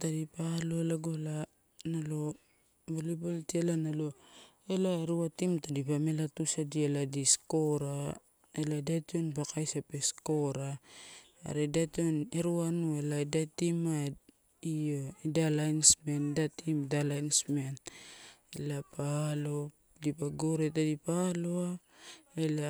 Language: Torau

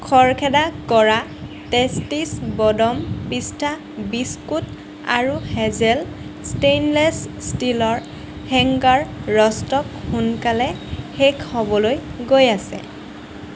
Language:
Assamese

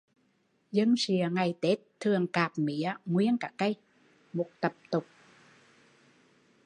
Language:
Vietnamese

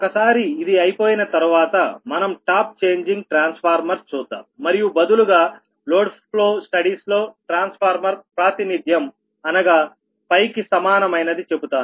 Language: Telugu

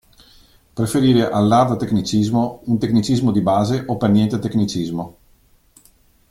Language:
Italian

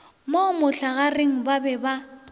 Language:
Northern Sotho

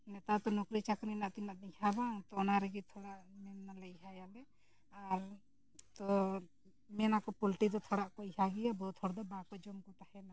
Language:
Santali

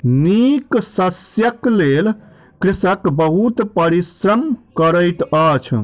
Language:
Maithili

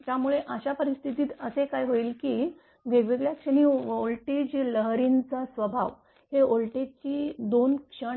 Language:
Marathi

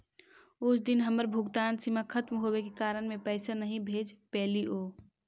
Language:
Magahi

